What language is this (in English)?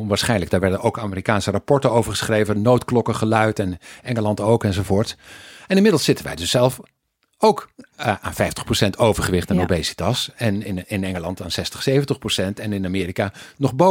Dutch